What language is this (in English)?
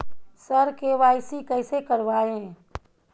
Maithili